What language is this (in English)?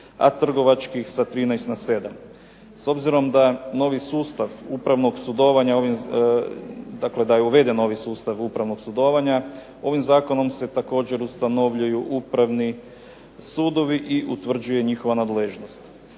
Croatian